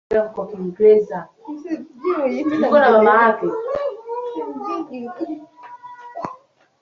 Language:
Swahili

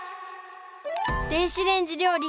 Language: Japanese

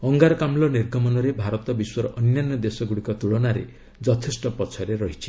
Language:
Odia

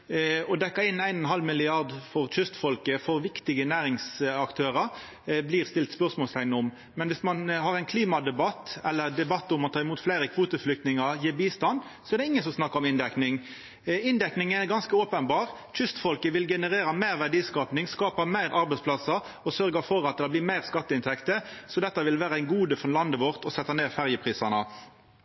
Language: Norwegian Nynorsk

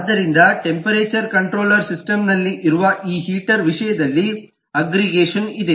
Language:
Kannada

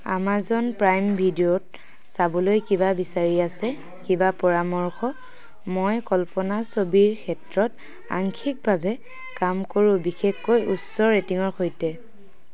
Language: Assamese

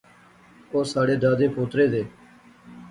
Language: Pahari-Potwari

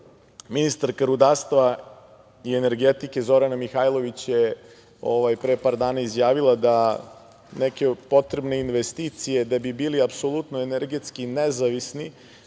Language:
Serbian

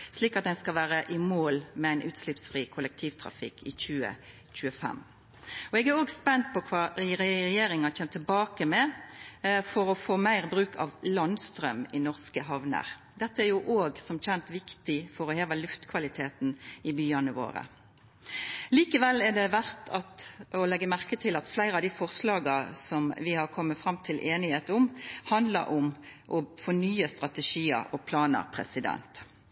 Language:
Norwegian Nynorsk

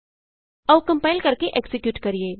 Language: Punjabi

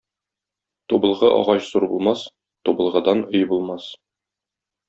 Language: Tatar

